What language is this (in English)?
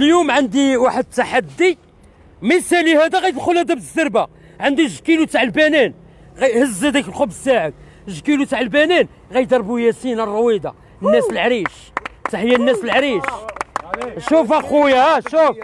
Arabic